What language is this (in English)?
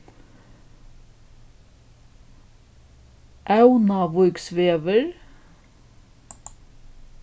Faroese